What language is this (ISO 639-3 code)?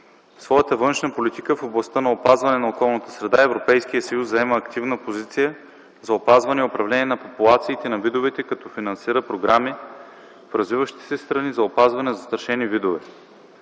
bul